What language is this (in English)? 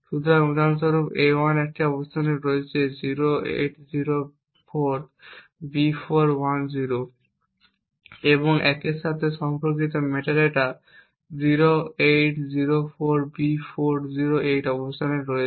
Bangla